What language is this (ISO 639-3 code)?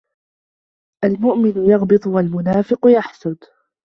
ara